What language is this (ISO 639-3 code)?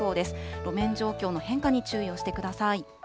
jpn